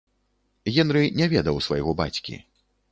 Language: Belarusian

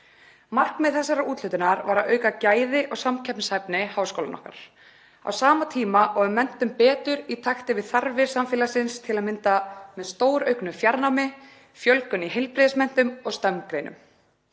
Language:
Icelandic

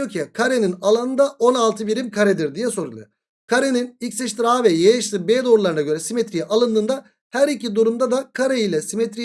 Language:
Turkish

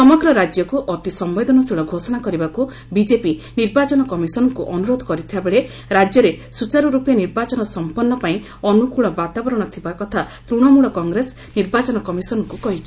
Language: Odia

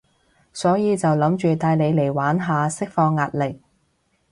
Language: Cantonese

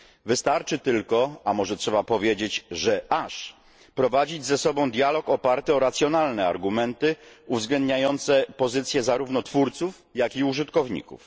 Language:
Polish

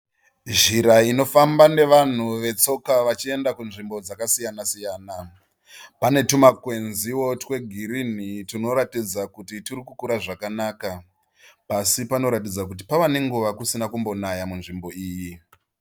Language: Shona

